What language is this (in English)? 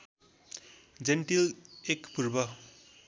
Nepali